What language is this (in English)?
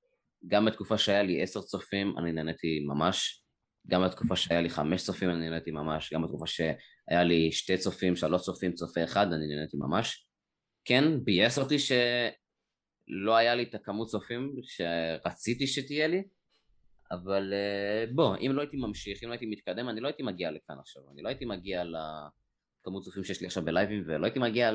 Hebrew